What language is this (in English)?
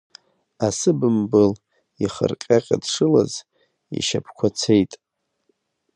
Abkhazian